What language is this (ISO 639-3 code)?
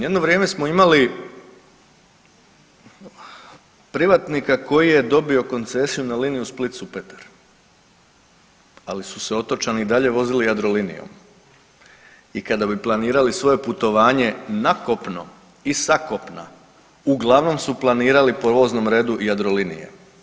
hrv